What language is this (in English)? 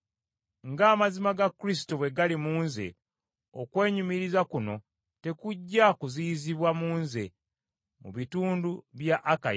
Ganda